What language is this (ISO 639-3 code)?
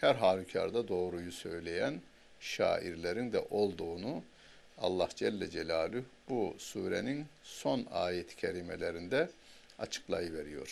tur